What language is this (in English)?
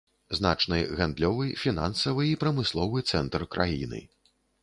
Belarusian